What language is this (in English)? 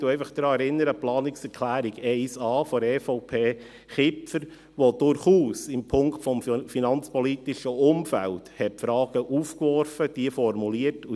Swiss German